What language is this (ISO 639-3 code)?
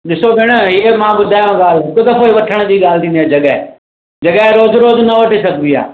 snd